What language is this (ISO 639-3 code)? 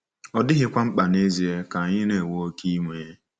ibo